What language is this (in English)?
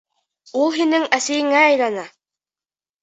Bashkir